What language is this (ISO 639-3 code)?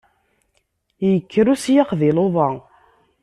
kab